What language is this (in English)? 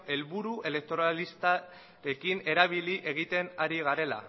Basque